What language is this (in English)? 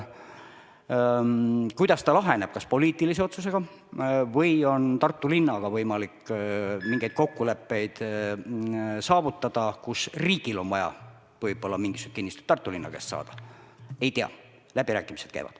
Estonian